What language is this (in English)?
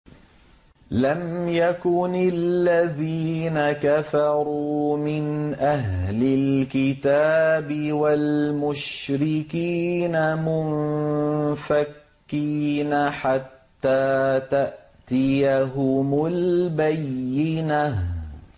Arabic